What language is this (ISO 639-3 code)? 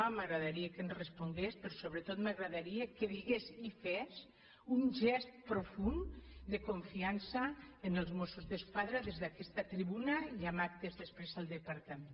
cat